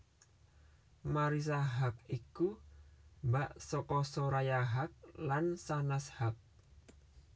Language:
Javanese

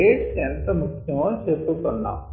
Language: Telugu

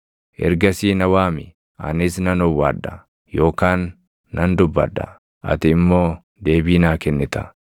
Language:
Oromo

